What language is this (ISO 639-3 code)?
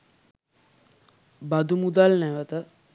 sin